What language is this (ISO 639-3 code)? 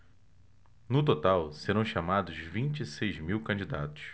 por